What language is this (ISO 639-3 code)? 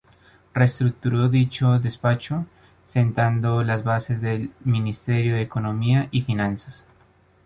spa